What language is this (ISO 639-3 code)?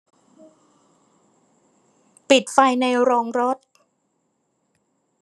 tha